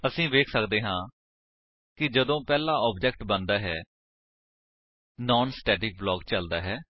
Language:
Punjabi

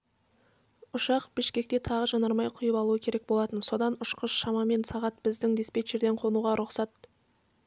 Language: Kazakh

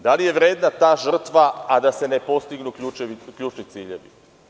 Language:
Serbian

